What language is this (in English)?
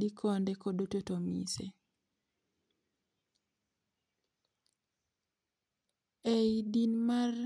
Luo (Kenya and Tanzania)